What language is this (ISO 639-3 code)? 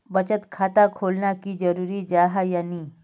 mag